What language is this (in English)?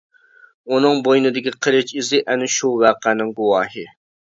Uyghur